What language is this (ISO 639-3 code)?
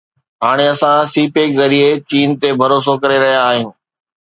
snd